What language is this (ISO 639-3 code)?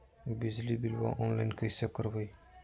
mag